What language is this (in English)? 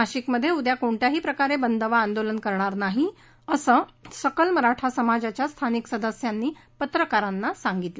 Marathi